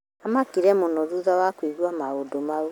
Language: Kikuyu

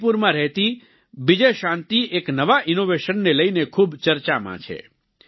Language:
Gujarati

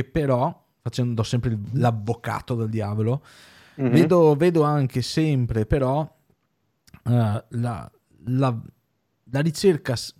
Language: Italian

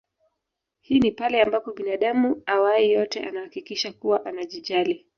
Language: Swahili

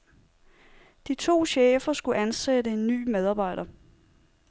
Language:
Danish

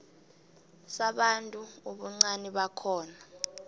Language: South Ndebele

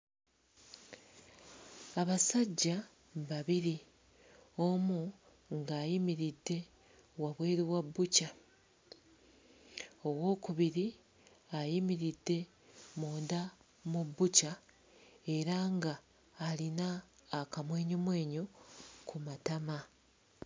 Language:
Ganda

